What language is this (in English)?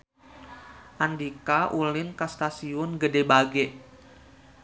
Sundanese